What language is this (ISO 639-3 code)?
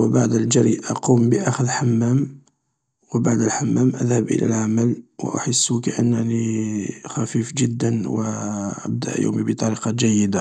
arq